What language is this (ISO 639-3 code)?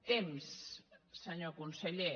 cat